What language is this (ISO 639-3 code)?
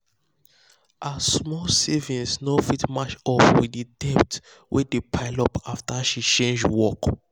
pcm